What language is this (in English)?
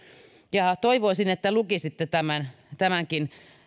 Finnish